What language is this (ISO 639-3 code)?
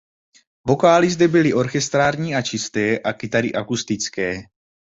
ces